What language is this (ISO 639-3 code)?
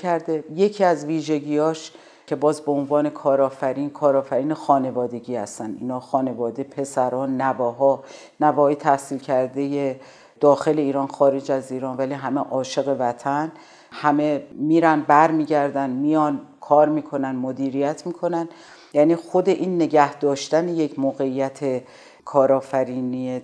fas